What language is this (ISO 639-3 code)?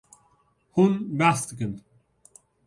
kur